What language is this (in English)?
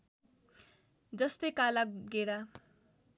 Nepali